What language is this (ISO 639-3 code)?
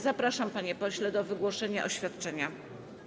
pol